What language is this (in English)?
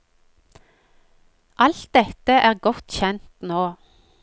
Norwegian